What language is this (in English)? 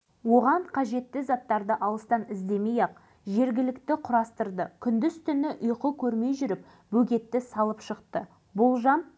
Kazakh